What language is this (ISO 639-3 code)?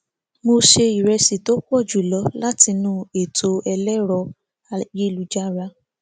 yor